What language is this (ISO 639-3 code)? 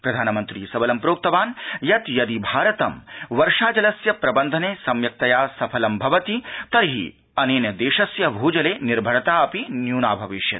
san